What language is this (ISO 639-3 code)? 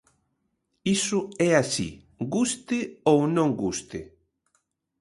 glg